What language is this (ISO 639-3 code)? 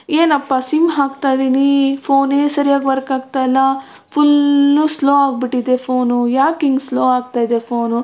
kan